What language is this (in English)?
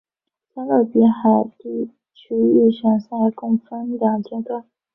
Chinese